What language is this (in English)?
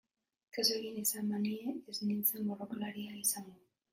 Basque